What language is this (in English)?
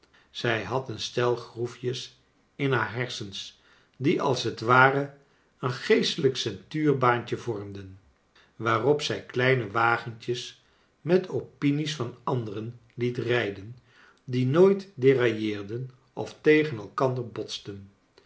Dutch